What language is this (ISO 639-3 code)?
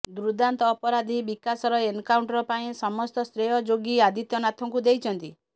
ori